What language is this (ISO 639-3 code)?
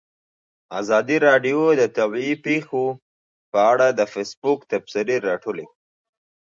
pus